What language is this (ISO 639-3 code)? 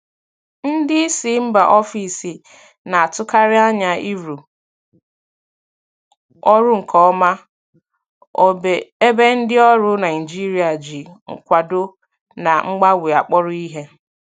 ibo